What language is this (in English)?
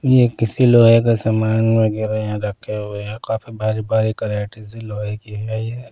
Hindi